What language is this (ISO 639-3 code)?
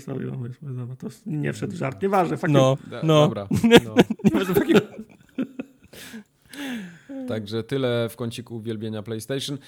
pol